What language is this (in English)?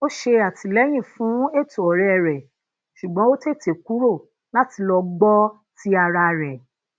Yoruba